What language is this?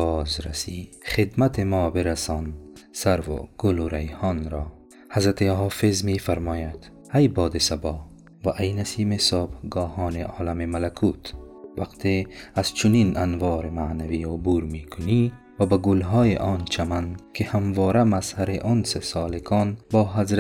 Persian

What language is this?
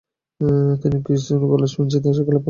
Bangla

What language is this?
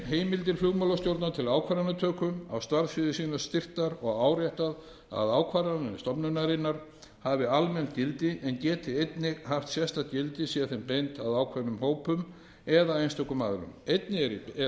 Icelandic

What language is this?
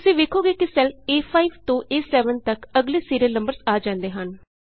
Punjabi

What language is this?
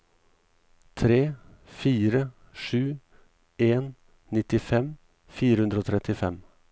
Norwegian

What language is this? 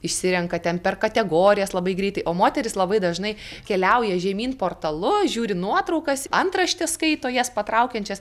Lithuanian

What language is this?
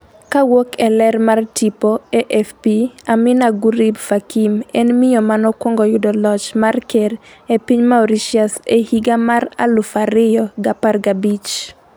Luo (Kenya and Tanzania)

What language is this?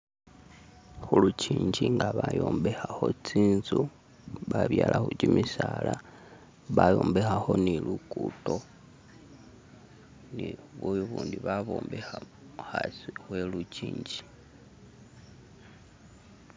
Masaaba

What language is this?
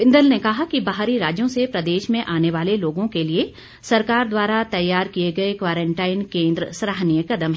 Hindi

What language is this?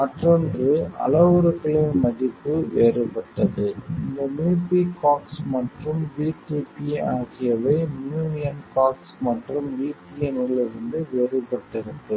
Tamil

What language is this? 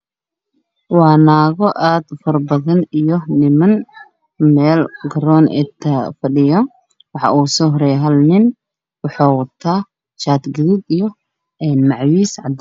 Somali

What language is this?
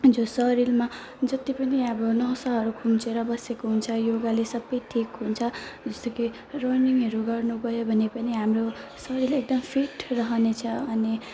Nepali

